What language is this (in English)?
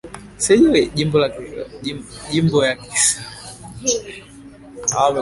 Swahili